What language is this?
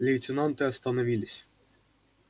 Russian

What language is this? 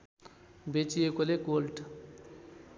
Nepali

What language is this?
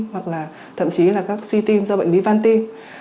Vietnamese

